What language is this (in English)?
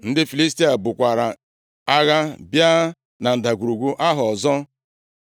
Igbo